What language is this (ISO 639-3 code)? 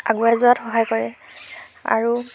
asm